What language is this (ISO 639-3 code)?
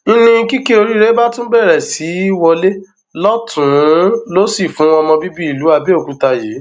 yor